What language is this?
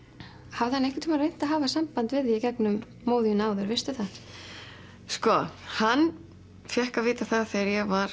Icelandic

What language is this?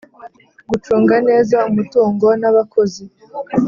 Kinyarwanda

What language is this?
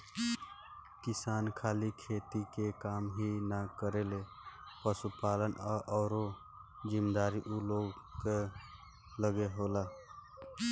Bhojpuri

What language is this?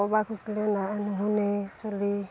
Assamese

